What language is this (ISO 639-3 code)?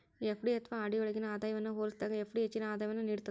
kan